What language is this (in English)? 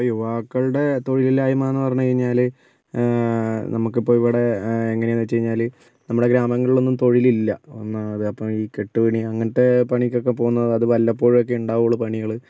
Malayalam